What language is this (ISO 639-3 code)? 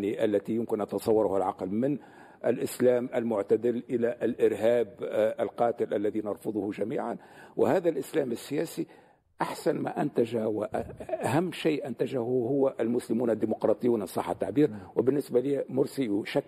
ara